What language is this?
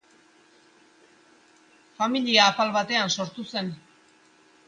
Basque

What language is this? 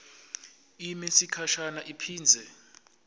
Swati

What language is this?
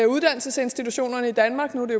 Danish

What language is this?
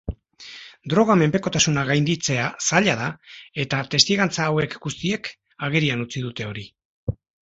Basque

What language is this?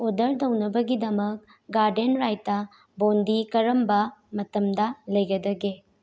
Manipuri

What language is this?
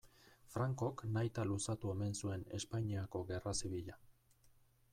Basque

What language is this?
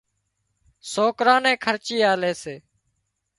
Wadiyara Koli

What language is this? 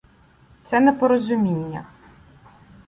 Ukrainian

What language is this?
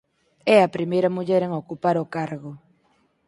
Galician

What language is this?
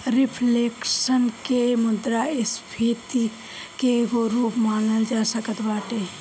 Bhojpuri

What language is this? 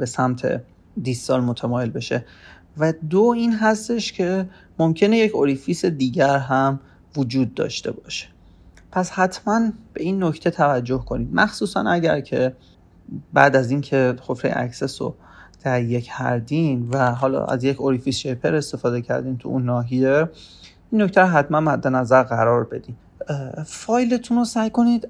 Persian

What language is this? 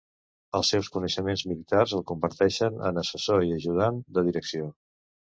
Catalan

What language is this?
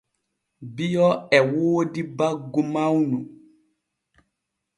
Borgu Fulfulde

